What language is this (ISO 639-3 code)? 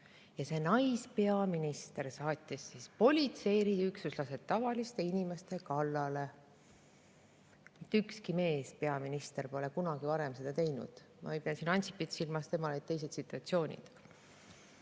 est